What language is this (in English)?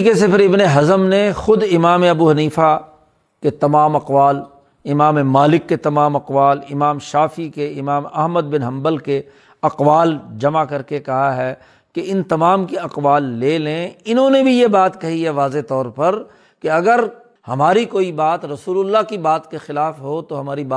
Urdu